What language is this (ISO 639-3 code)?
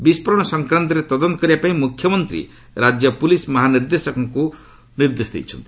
ori